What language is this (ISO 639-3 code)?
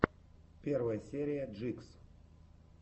rus